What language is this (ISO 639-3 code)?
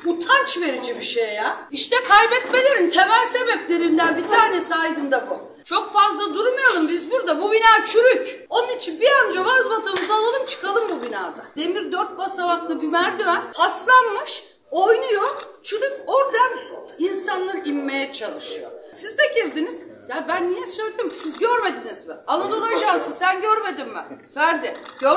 tur